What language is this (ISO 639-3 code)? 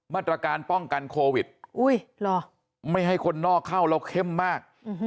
tha